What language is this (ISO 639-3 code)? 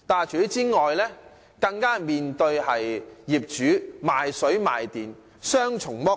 yue